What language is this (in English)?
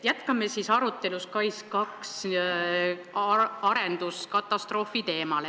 Estonian